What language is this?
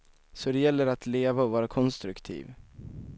Swedish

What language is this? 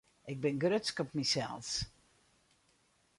Western Frisian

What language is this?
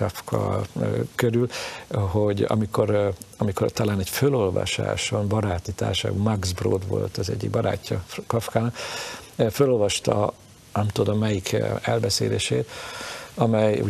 Hungarian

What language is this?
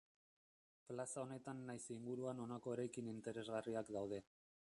Basque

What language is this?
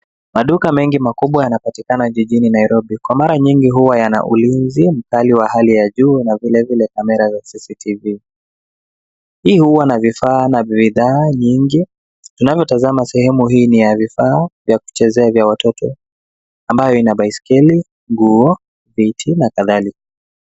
Swahili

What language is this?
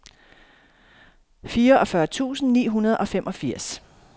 Danish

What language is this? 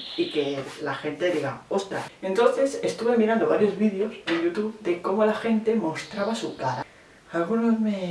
Spanish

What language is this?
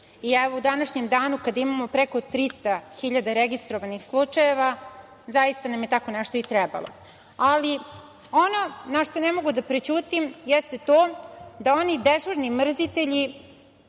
Serbian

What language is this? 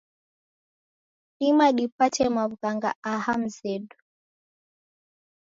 Taita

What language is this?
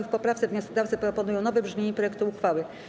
Polish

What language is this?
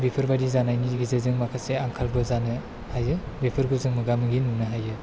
Bodo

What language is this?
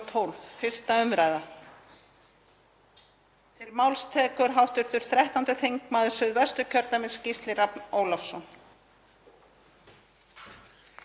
Icelandic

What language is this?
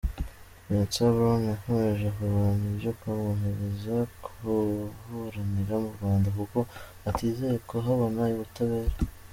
Kinyarwanda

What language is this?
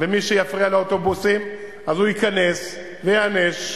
Hebrew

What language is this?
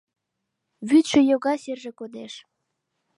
Mari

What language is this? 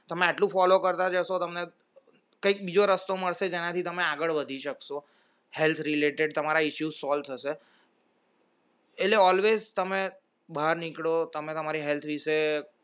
Gujarati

